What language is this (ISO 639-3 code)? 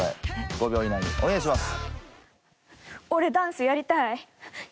jpn